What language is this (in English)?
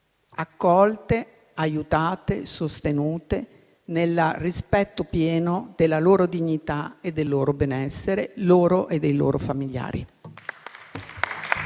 Italian